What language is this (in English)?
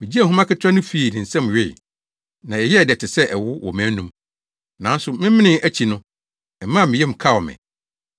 Akan